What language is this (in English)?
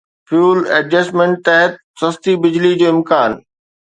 Sindhi